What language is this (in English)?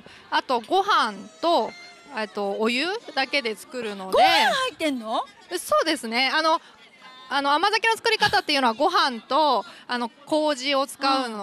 Japanese